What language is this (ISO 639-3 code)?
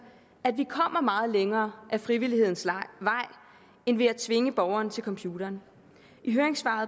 dan